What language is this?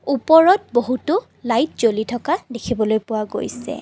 Assamese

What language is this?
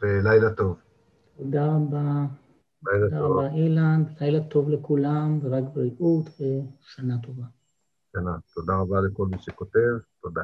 Hebrew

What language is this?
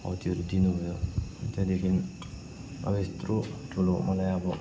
Nepali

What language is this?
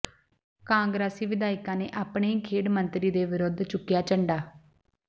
Punjabi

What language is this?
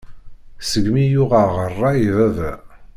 Kabyle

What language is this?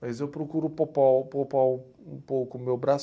Portuguese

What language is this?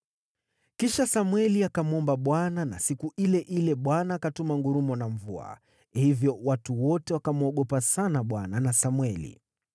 Swahili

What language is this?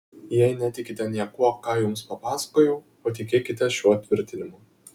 Lithuanian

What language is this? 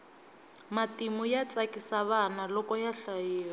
Tsonga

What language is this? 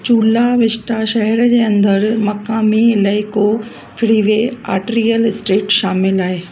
Sindhi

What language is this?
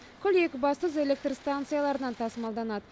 Kazakh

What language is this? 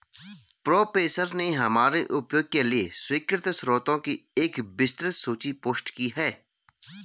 Hindi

